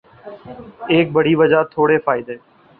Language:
Urdu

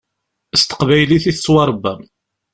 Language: Kabyle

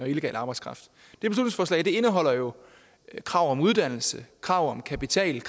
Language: Danish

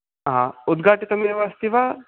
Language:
Sanskrit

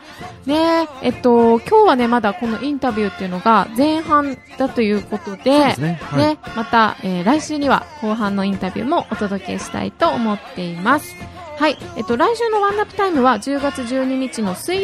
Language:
Japanese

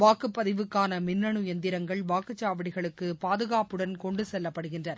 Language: Tamil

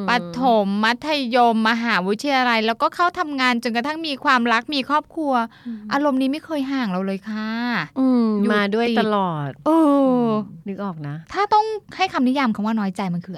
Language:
Thai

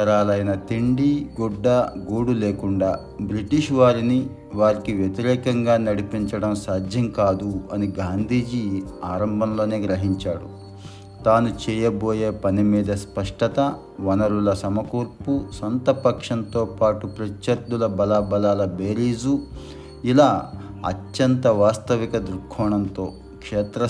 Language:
Telugu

